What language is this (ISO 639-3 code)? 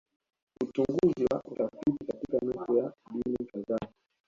swa